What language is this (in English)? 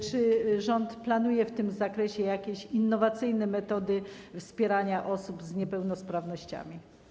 Polish